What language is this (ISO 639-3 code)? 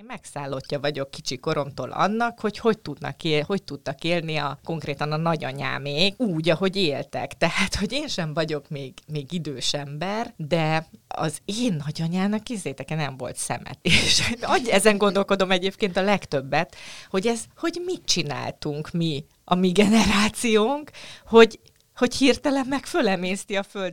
hun